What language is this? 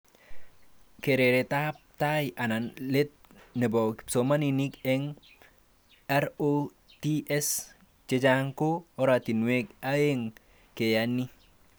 Kalenjin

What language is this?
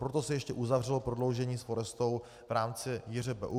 Czech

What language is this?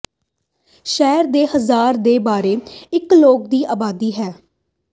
Punjabi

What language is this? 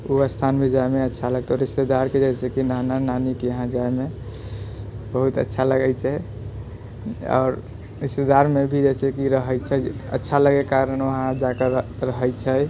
Maithili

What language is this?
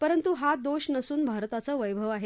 Marathi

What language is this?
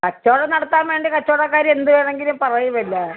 Malayalam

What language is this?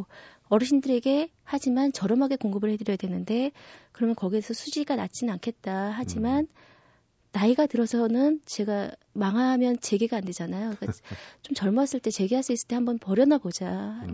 Korean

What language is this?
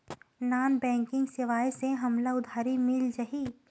Chhattisgarhi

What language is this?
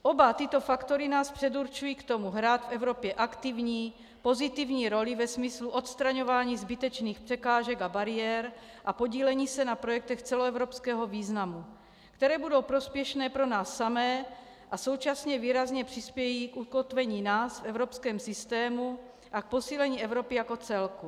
Czech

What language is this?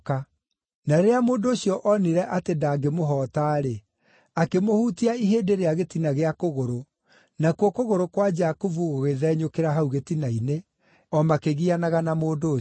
Kikuyu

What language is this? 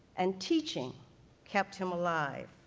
English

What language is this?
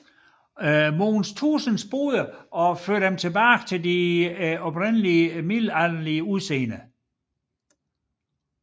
Danish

